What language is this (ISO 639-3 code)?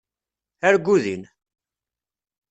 kab